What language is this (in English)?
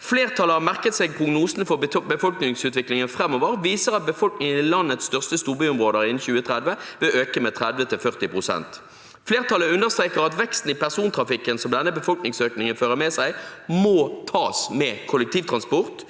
Norwegian